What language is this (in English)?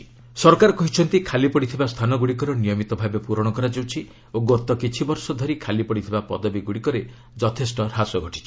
Odia